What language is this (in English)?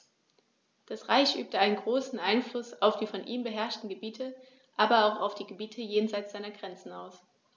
German